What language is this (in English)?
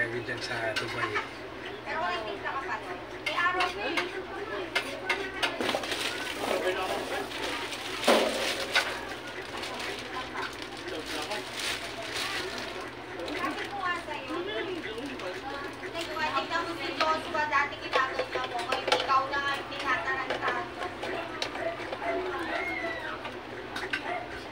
Filipino